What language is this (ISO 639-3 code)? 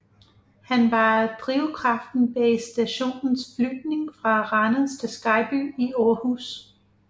dan